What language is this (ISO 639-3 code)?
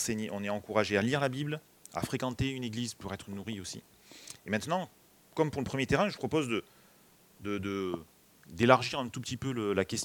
fra